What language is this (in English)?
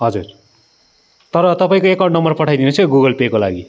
Nepali